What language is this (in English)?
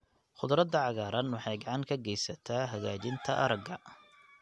Somali